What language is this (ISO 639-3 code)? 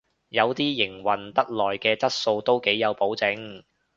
yue